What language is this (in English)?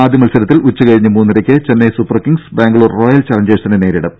Malayalam